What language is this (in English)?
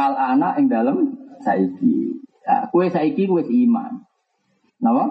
Indonesian